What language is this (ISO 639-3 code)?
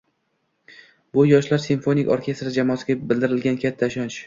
uzb